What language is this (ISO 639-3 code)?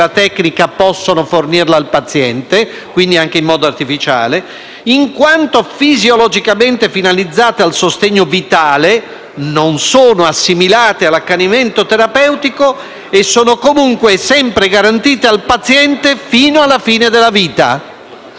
ita